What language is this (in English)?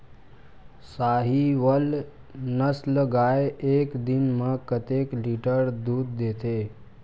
Chhattisgarhi